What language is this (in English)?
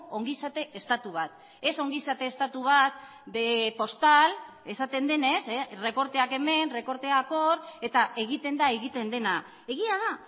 Basque